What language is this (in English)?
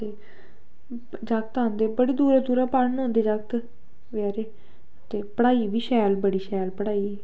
Dogri